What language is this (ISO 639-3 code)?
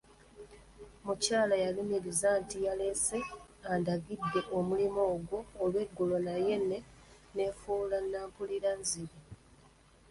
lug